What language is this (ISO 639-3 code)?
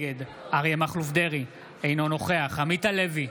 heb